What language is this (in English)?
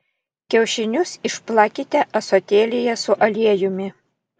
Lithuanian